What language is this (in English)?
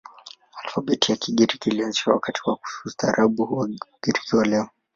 Swahili